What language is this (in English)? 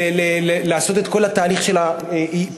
Hebrew